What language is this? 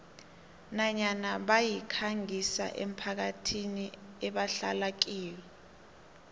South Ndebele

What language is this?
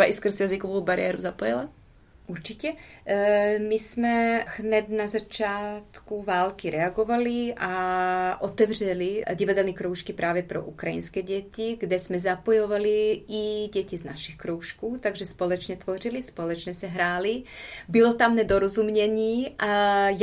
Czech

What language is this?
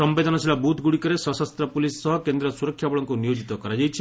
Odia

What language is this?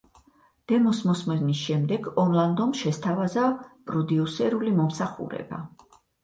Georgian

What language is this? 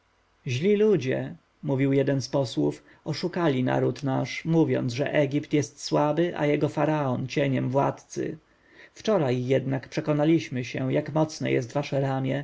Polish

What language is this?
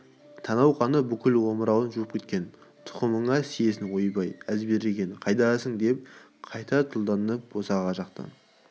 Kazakh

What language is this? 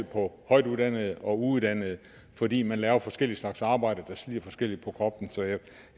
Danish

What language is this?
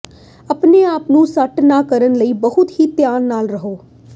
Punjabi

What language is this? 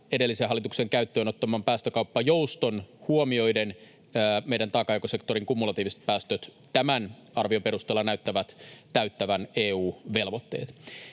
Finnish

